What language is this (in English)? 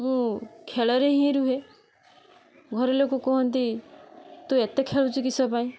Odia